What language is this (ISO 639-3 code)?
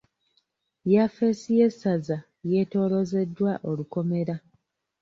lug